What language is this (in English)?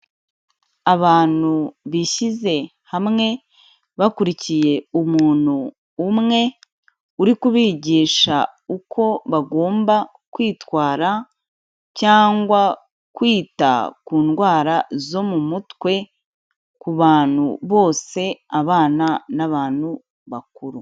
Kinyarwanda